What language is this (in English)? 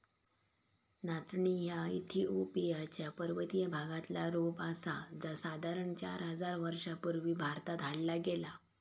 Marathi